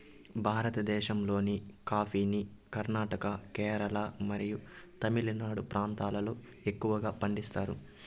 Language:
Telugu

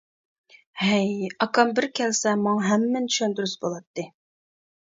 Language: Uyghur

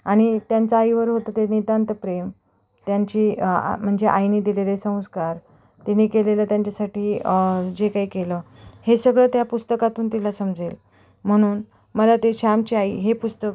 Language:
Marathi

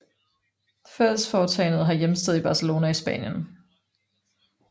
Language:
Danish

